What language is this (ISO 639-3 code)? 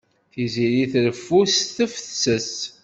kab